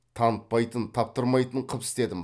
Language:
Kazakh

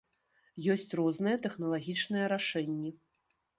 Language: Belarusian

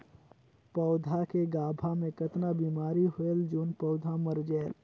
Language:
Chhattisgarhi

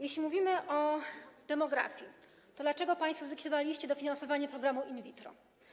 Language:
Polish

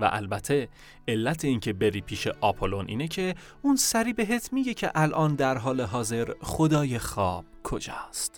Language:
Persian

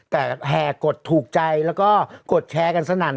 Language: Thai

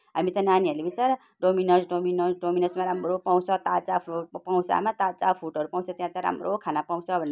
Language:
Nepali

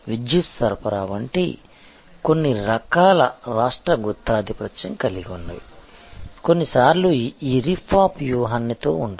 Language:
Telugu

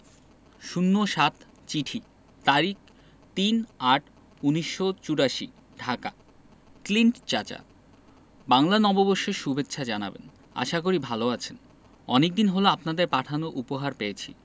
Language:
Bangla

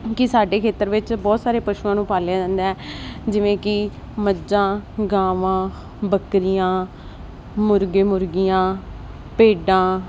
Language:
Punjabi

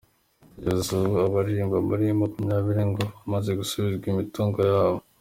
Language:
Kinyarwanda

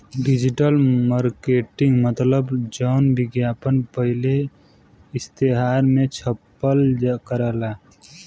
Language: Bhojpuri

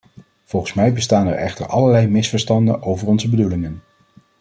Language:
Dutch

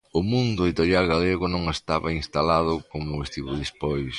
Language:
Galician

